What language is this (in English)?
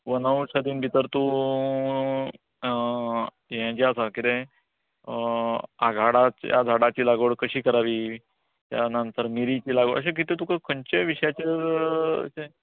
Konkani